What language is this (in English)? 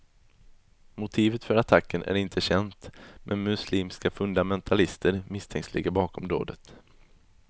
Swedish